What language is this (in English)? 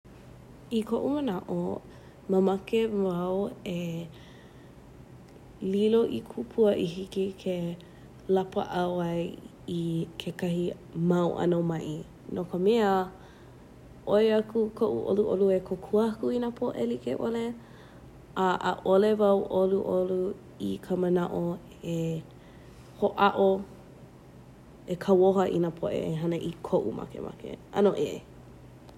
Hawaiian